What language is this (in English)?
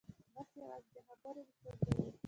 Pashto